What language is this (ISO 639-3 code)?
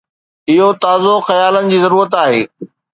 snd